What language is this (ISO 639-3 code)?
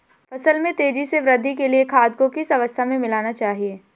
hin